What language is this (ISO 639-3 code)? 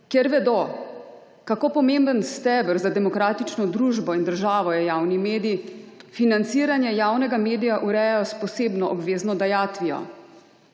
slv